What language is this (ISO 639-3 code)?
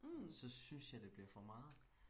dan